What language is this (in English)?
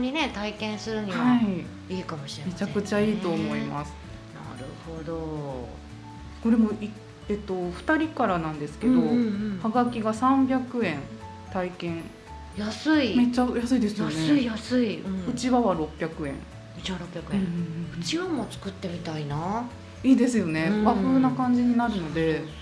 Japanese